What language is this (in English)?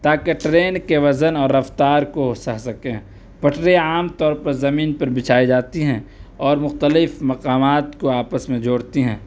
Urdu